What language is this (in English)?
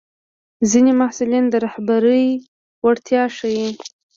Pashto